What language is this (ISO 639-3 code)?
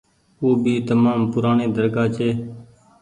gig